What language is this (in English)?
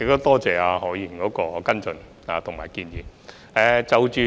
Cantonese